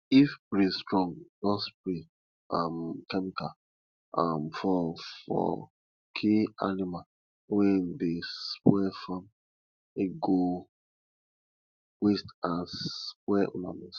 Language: Nigerian Pidgin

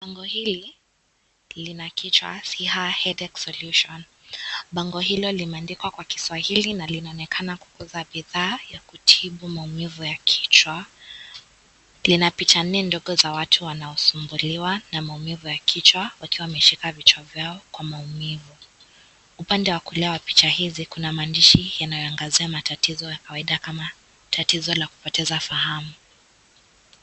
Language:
Swahili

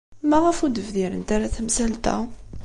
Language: Kabyle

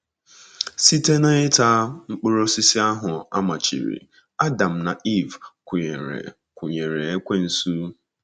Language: Igbo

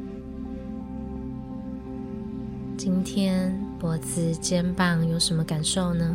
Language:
Chinese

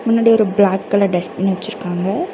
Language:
Tamil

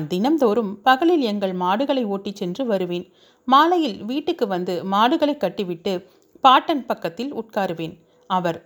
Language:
Tamil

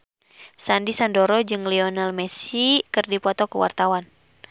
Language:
Sundanese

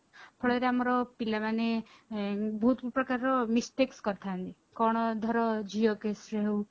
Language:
Odia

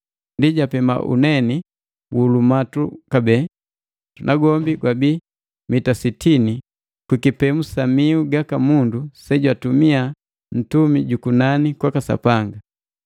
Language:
Matengo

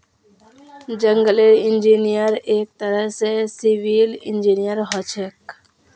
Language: Magahi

